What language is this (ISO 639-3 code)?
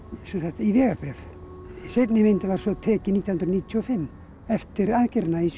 isl